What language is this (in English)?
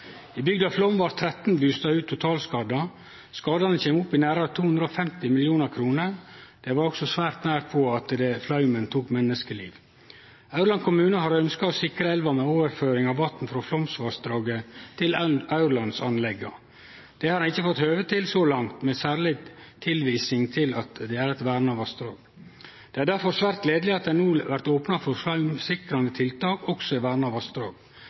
Norwegian Nynorsk